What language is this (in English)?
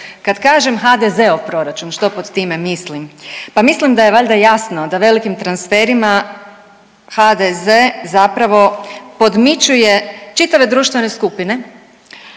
Croatian